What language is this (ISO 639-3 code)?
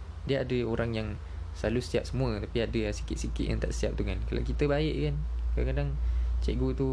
msa